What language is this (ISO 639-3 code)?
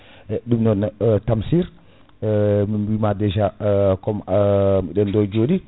ful